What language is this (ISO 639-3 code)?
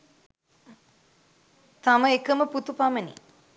sin